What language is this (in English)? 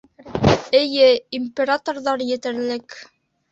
Bashkir